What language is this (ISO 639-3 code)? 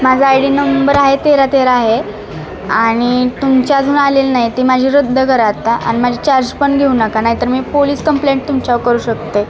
mar